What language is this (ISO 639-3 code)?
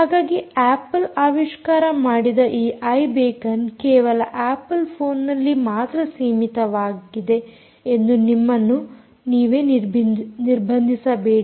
kan